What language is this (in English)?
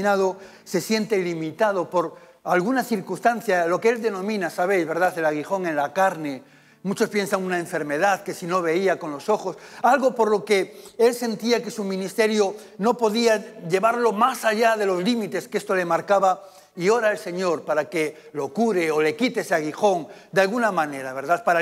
Spanish